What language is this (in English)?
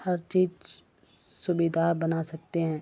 Urdu